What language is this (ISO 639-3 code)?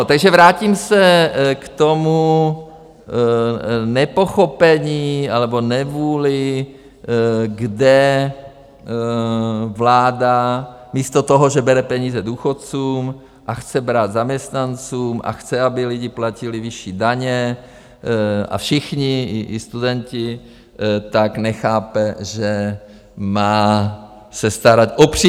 ces